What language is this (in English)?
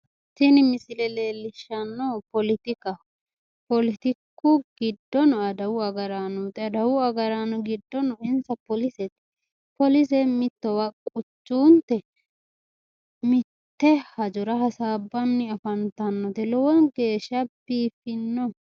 Sidamo